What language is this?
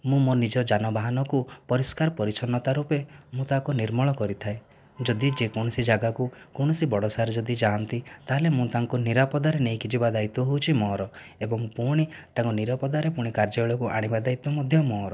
Odia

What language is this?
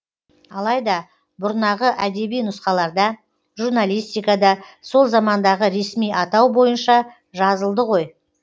Kazakh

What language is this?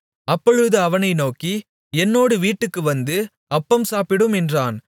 Tamil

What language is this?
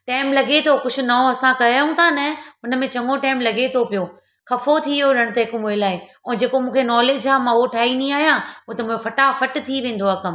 Sindhi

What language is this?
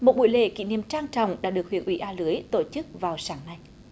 Vietnamese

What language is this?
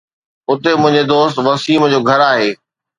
Sindhi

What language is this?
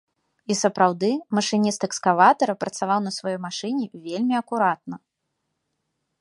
Belarusian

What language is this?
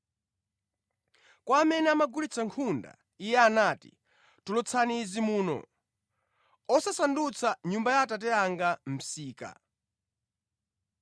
Nyanja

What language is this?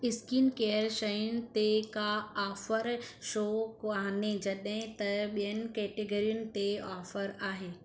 Sindhi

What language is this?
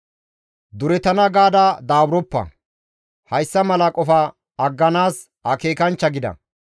Gamo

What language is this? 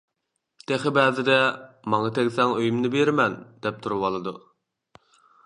Uyghur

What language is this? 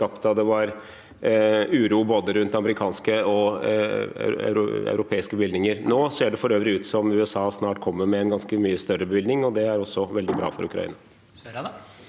Norwegian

